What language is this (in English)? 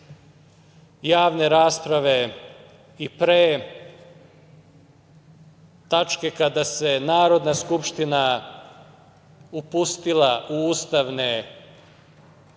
Serbian